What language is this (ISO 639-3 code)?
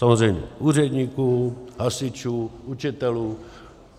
ces